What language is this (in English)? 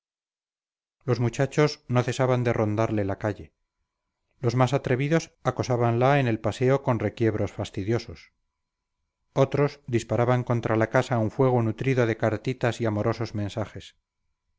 Spanish